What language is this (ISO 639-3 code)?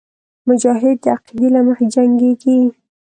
pus